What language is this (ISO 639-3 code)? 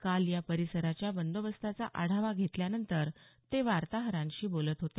mar